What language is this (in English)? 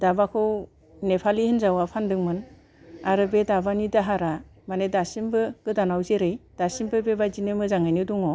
Bodo